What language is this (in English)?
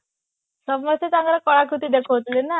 Odia